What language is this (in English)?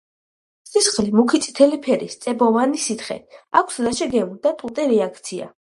Georgian